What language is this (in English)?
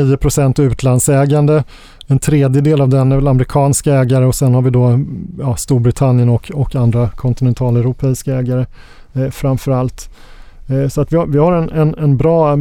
Swedish